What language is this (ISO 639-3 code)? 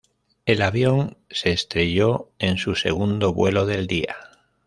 spa